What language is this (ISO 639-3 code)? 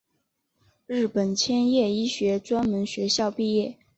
zho